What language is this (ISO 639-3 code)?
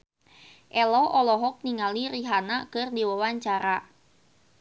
sun